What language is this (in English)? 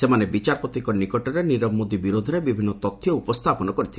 Odia